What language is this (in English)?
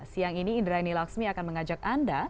Indonesian